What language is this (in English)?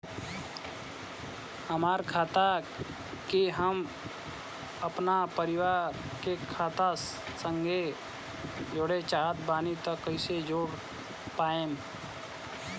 Bhojpuri